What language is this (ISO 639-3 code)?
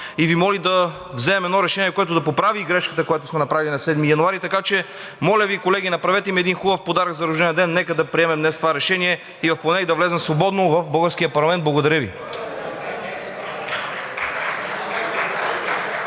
bul